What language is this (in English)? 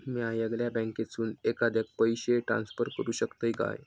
Marathi